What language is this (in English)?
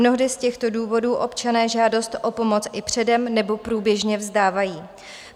Czech